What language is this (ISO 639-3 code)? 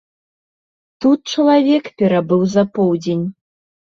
bel